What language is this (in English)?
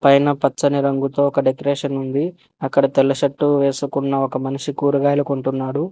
Telugu